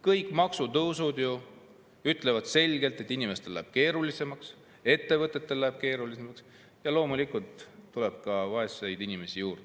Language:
Estonian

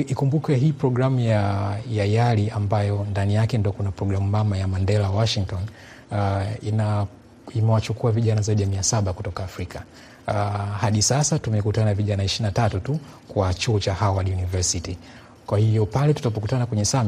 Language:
Swahili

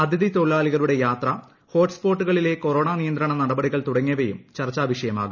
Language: Malayalam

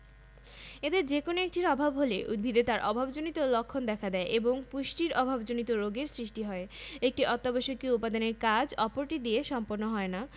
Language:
Bangla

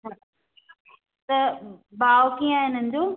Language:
Sindhi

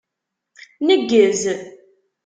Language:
Kabyle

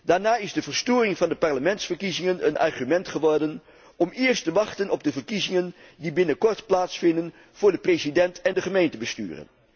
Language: Dutch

